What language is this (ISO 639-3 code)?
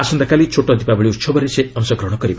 ori